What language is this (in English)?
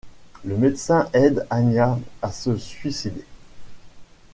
French